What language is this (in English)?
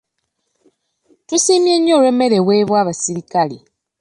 Ganda